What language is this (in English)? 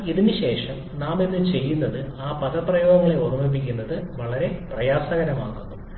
Malayalam